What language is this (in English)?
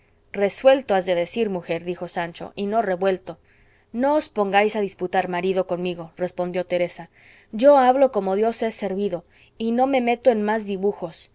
Spanish